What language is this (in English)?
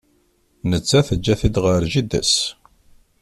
Kabyle